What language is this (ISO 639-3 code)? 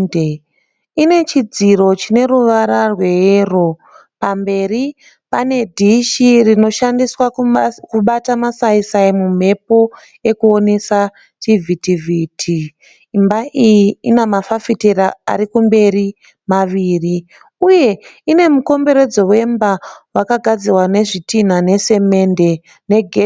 sna